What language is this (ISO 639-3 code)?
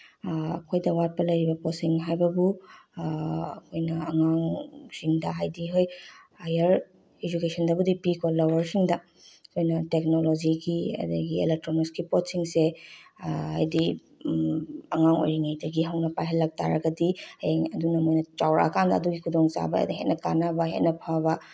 mni